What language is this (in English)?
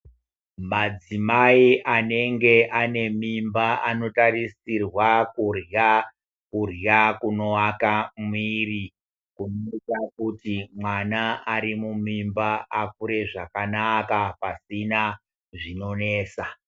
Ndau